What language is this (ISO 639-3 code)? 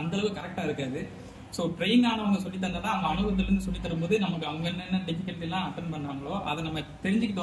tam